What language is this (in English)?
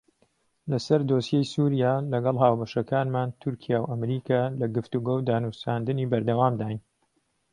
Central Kurdish